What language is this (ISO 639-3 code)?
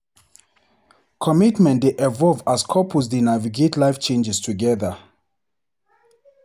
pcm